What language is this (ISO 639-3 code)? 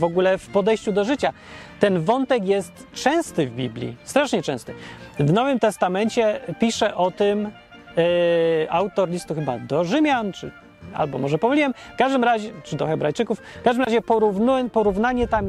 pol